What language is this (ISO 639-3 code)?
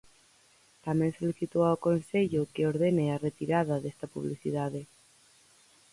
glg